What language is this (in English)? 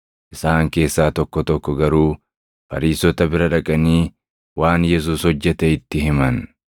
Oromo